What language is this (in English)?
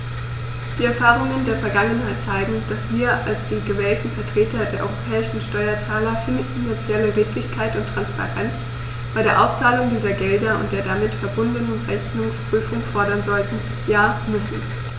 German